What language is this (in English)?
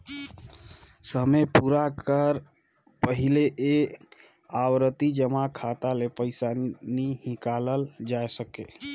Chhattisgarhi